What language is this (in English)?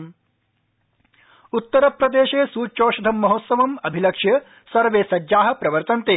Sanskrit